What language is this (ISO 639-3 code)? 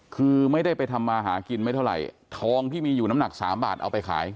tha